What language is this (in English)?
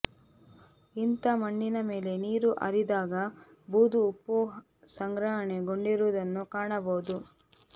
Kannada